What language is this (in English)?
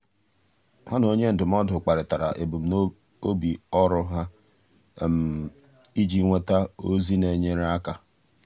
Igbo